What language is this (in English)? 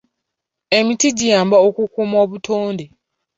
Ganda